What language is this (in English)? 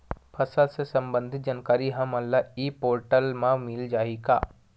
Chhattisgarhi